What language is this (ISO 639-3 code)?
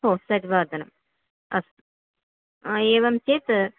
san